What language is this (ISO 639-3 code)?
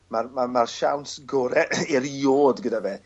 cym